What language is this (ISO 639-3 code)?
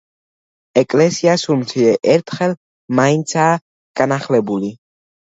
kat